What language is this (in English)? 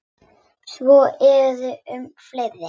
Icelandic